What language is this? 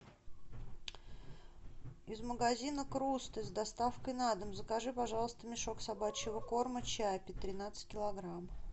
Russian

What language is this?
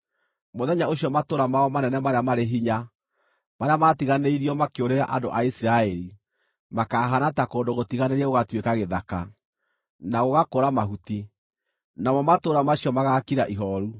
Kikuyu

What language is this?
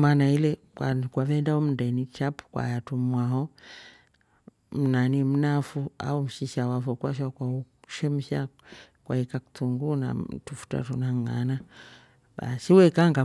Rombo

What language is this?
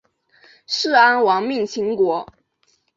Chinese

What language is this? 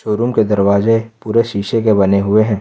Hindi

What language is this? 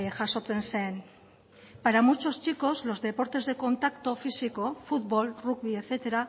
Spanish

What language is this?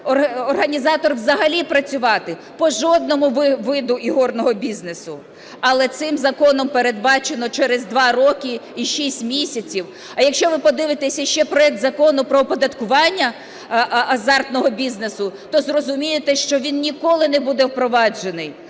Ukrainian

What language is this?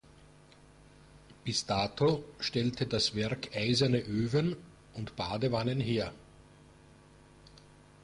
German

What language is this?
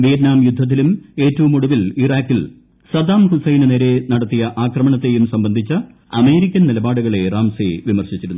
Malayalam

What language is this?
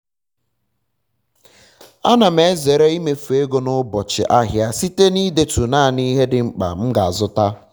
Igbo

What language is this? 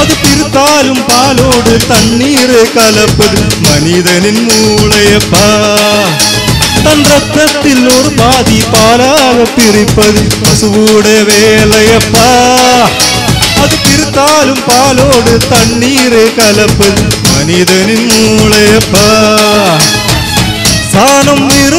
Arabic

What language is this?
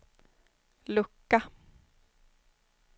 Swedish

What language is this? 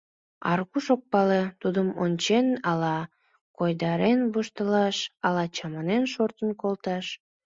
Mari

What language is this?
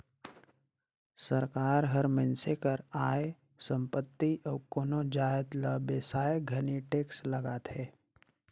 Chhattisgarhi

